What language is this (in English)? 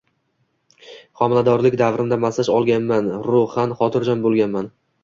Uzbek